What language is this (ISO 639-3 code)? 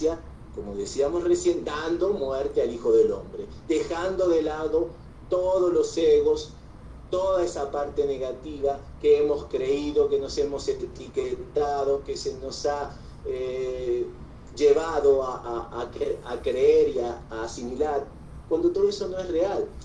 spa